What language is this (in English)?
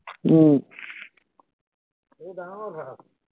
Assamese